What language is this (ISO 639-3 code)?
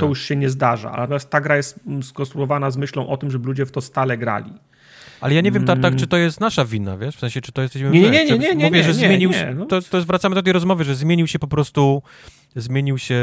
pol